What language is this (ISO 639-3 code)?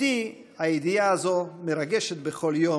heb